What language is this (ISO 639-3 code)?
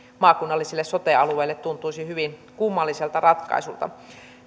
fin